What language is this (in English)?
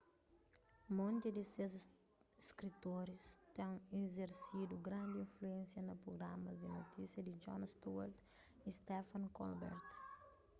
Kabuverdianu